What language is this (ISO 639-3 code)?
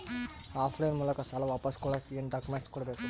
kan